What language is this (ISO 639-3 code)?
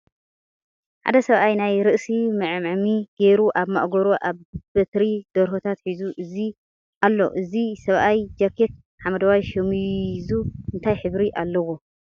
tir